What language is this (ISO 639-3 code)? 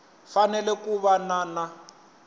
tso